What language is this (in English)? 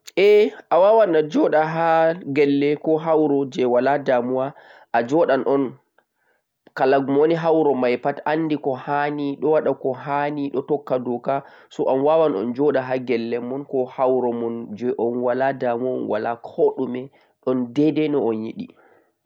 Central-Eastern Niger Fulfulde